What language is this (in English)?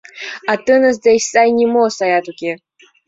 Mari